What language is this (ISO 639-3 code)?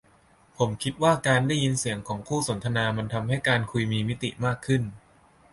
tha